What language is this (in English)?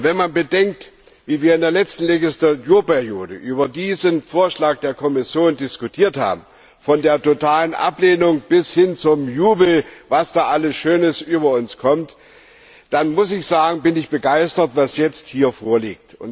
German